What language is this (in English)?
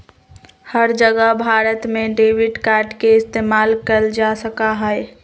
Magahi